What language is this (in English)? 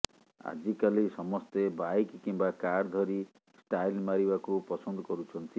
Odia